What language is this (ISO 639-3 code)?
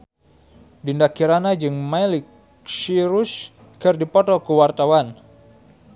sun